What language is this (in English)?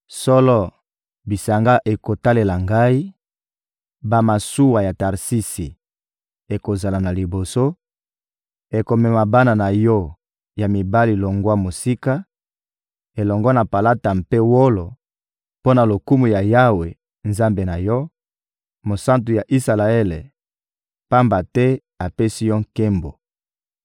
Lingala